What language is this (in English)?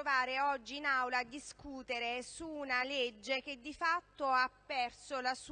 Italian